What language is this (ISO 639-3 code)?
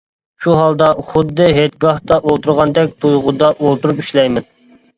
uig